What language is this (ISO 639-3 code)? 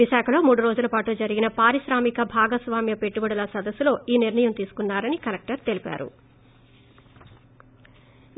tel